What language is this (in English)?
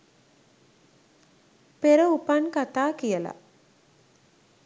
Sinhala